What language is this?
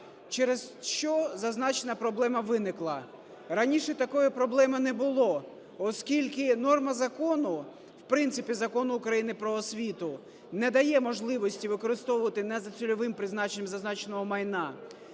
Ukrainian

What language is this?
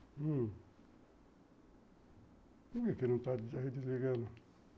Portuguese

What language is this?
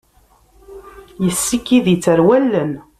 Kabyle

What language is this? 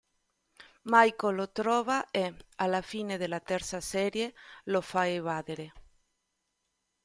Italian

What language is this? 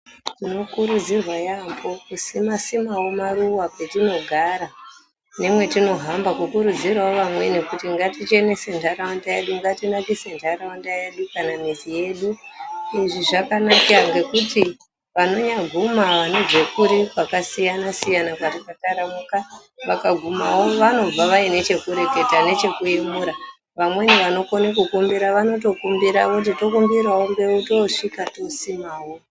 Ndau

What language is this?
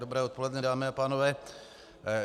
Czech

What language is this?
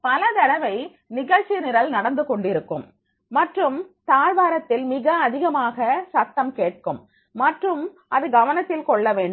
Tamil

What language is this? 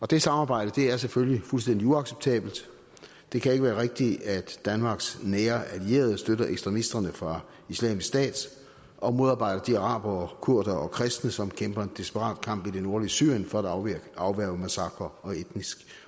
Danish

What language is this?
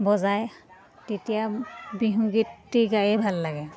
Assamese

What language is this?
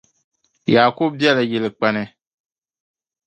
Dagbani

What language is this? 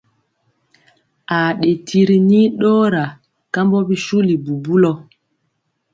Mpiemo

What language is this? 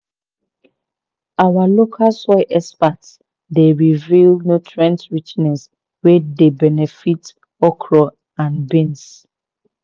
Nigerian Pidgin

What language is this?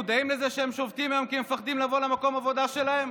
Hebrew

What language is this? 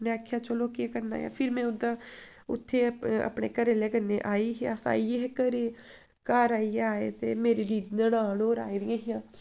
Dogri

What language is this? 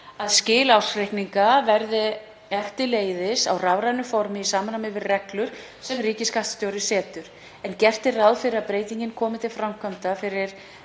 Icelandic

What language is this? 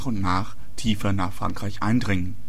German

